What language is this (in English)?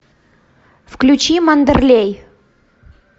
Russian